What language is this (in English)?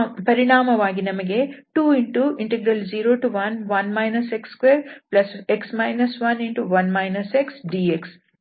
Kannada